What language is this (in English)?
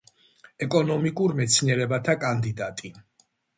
Georgian